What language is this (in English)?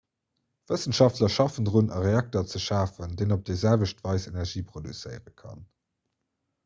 Luxembourgish